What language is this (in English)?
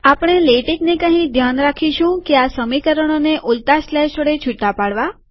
Gujarati